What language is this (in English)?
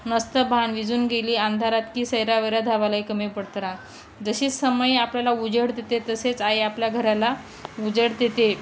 Marathi